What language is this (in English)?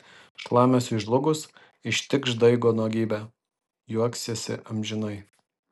Lithuanian